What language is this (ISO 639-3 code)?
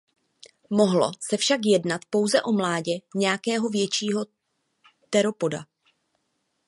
ces